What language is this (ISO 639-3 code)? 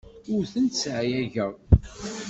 kab